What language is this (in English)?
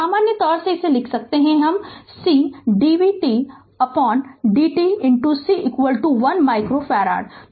Hindi